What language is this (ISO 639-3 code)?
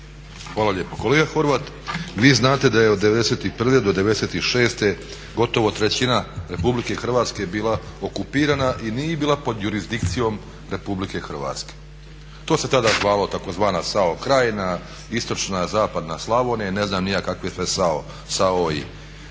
hrv